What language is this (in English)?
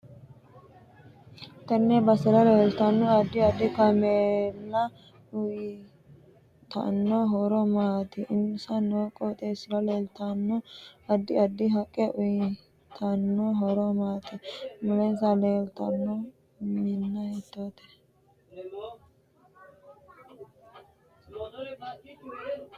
Sidamo